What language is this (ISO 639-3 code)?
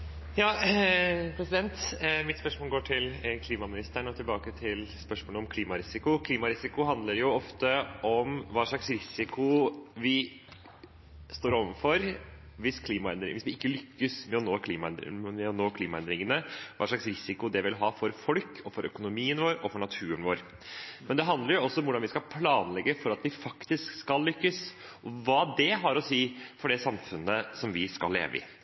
nob